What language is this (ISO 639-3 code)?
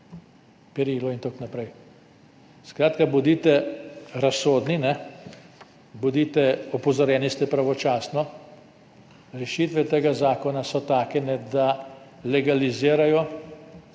slv